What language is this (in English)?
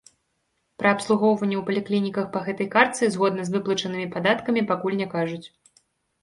Belarusian